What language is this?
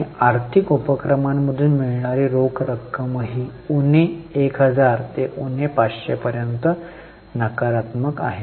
Marathi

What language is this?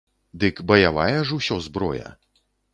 Belarusian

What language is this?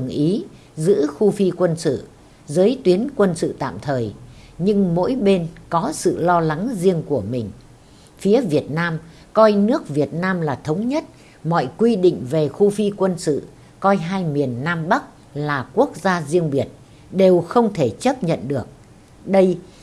Vietnamese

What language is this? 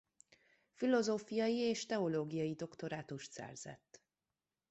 Hungarian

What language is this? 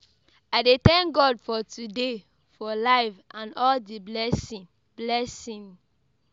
Nigerian Pidgin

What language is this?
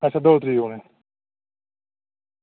Dogri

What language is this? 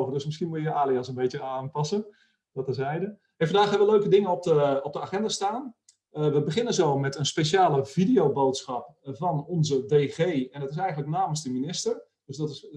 Dutch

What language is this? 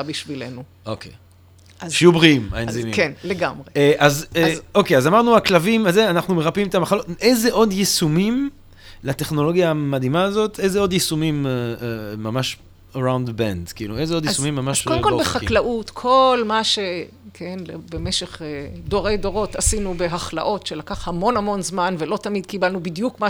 Hebrew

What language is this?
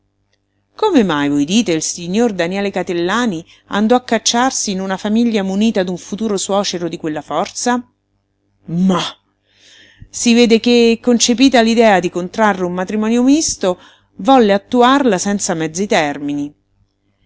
Italian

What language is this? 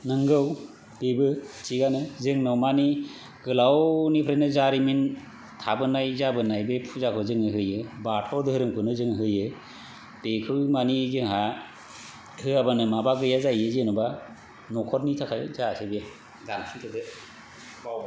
Bodo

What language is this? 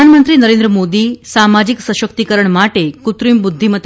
Gujarati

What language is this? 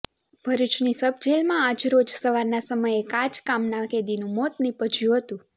Gujarati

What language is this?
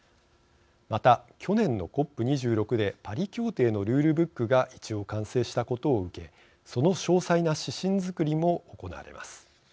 Japanese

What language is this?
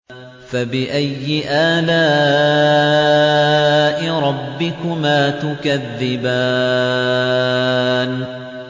Arabic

